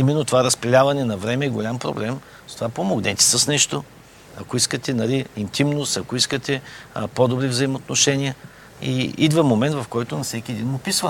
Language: Bulgarian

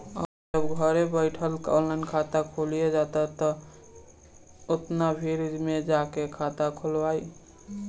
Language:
Bhojpuri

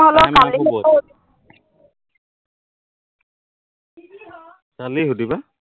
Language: Assamese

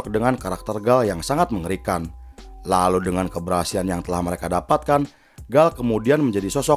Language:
Indonesian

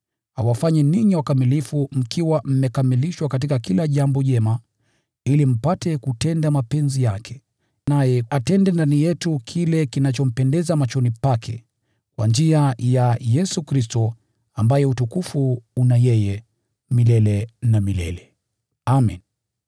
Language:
Swahili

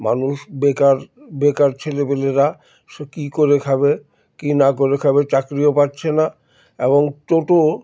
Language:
Bangla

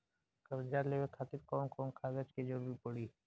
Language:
Bhojpuri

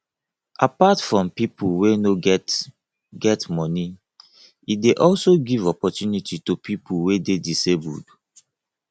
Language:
Nigerian Pidgin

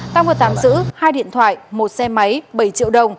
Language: Vietnamese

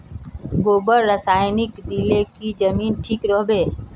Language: Magahi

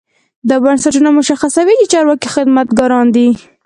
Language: Pashto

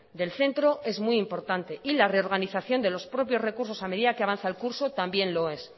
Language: Spanish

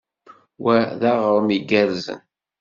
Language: Kabyle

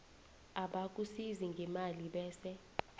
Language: South Ndebele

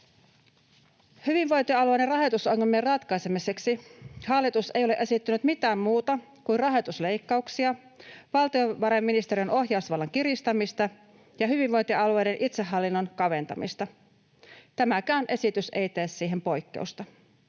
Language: Finnish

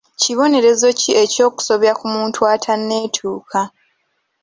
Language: Ganda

